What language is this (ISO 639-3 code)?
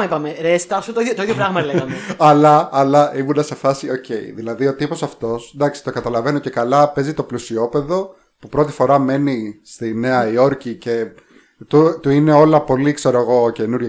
ell